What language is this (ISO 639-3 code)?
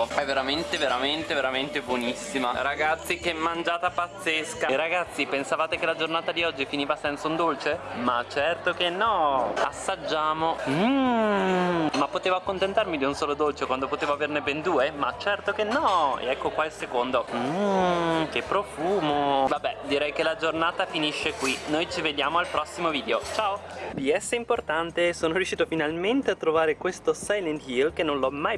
ita